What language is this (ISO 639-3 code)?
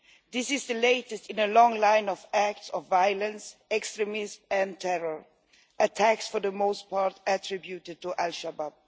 eng